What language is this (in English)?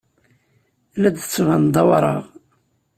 Kabyle